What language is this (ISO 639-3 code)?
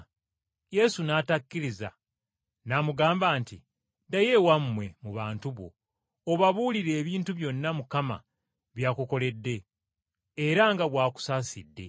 lug